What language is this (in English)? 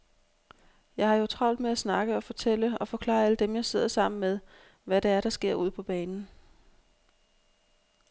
Danish